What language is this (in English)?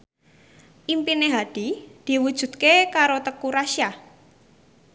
Javanese